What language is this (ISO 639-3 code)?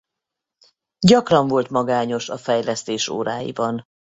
hun